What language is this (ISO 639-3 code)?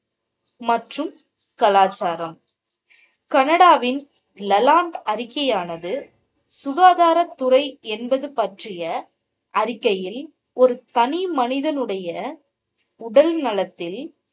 tam